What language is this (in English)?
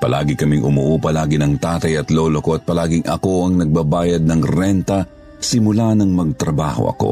Filipino